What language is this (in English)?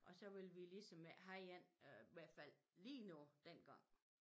Danish